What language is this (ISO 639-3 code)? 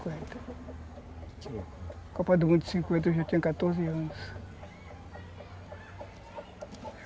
por